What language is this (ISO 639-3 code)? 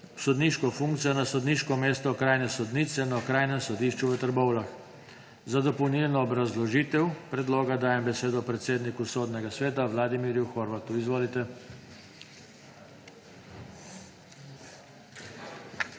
slv